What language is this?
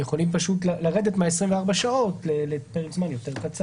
Hebrew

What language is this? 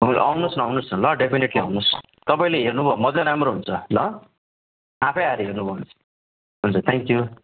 Nepali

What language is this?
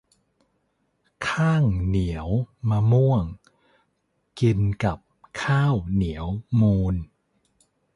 Thai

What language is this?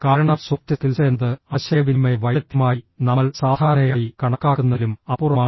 Malayalam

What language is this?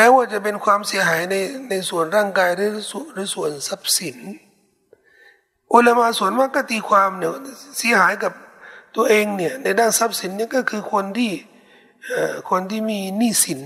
Thai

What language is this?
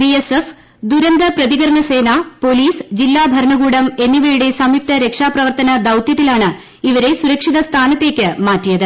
Malayalam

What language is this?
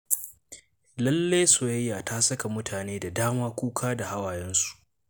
Hausa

